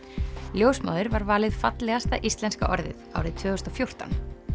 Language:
Icelandic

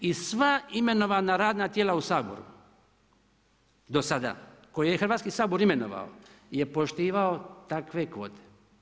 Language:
Croatian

